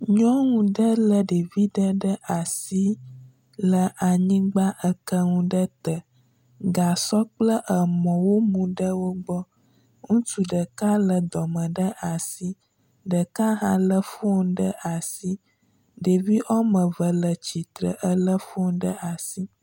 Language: Ewe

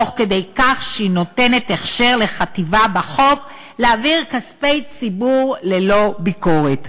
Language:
Hebrew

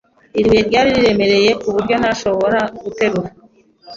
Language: Kinyarwanda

